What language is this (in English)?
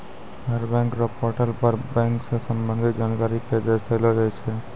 Maithili